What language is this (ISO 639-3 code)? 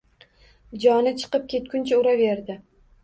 uzb